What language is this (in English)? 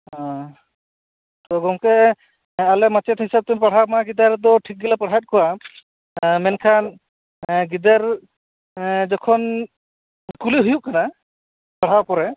Santali